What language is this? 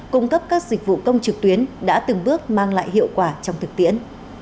Vietnamese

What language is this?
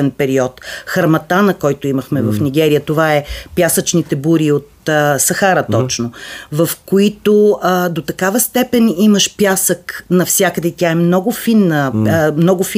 Bulgarian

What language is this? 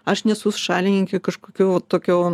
Lithuanian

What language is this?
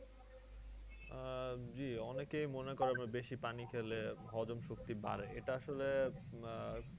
Bangla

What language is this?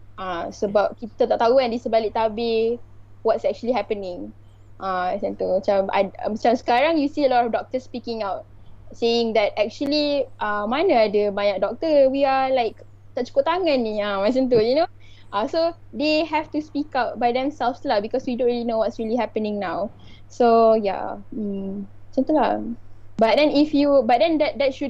Malay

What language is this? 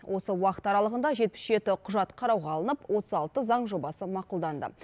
Kazakh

